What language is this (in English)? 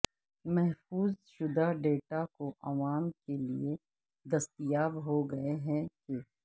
Urdu